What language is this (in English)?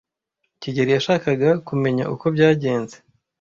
Kinyarwanda